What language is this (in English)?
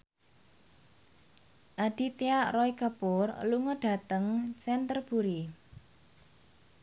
Javanese